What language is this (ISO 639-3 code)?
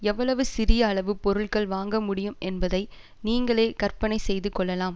tam